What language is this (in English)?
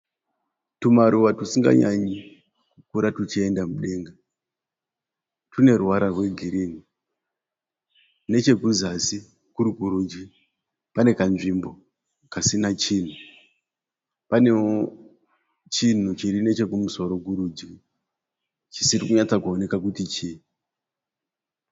Shona